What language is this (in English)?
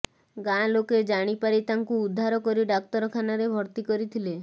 Odia